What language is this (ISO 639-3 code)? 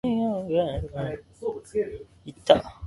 jpn